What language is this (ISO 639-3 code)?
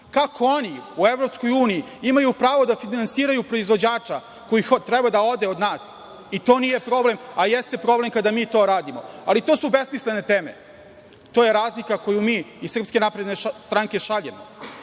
srp